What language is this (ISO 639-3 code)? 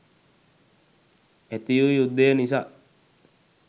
sin